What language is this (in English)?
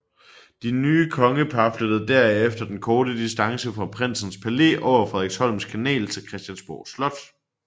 Danish